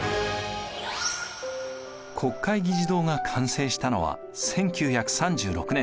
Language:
Japanese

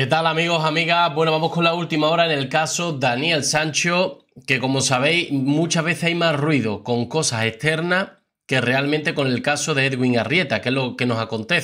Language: Spanish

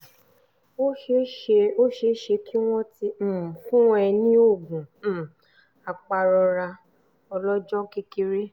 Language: Yoruba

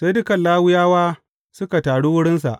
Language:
Hausa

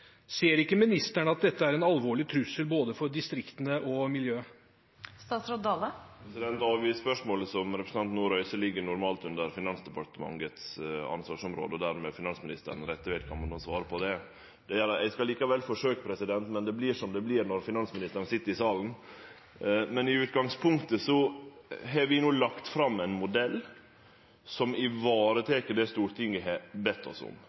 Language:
Norwegian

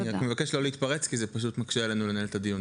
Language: Hebrew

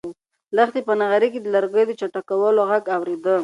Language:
Pashto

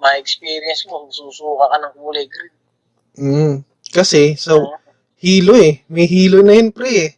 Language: Filipino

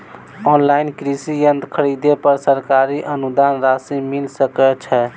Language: Maithili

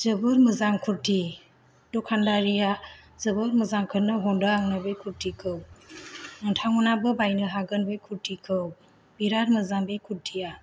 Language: Bodo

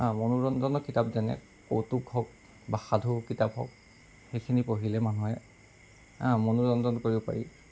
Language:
Assamese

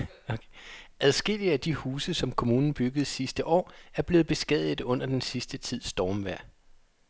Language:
Danish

